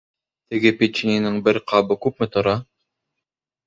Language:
Bashkir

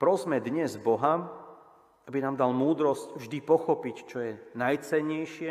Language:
Slovak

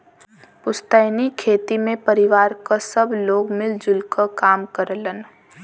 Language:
Bhojpuri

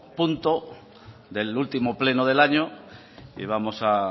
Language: Spanish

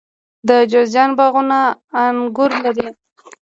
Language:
Pashto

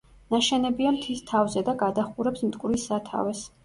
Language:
Georgian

